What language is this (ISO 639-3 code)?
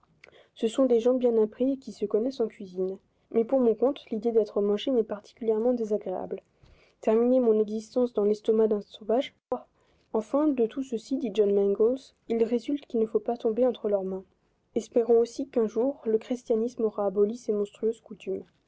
fra